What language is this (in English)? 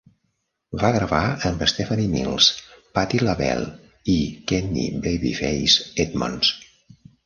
Catalan